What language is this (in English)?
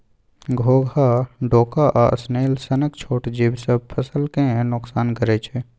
Maithili